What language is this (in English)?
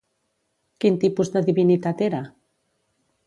Catalan